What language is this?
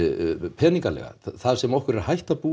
Icelandic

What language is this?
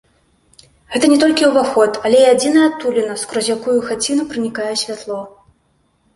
Belarusian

